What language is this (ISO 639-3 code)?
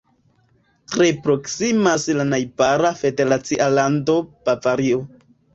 epo